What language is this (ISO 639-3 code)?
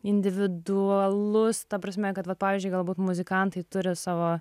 lit